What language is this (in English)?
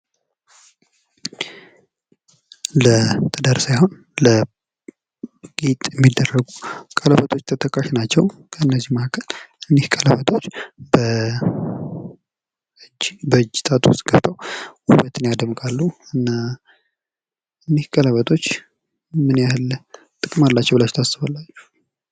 Amharic